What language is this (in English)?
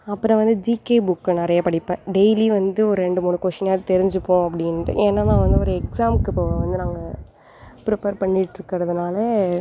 Tamil